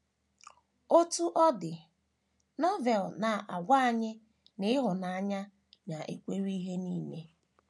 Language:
Igbo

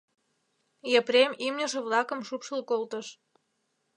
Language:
Mari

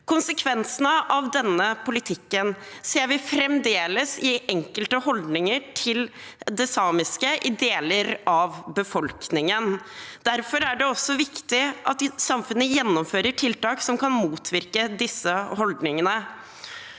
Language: Norwegian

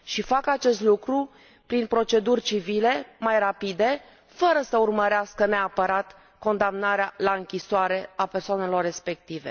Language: Romanian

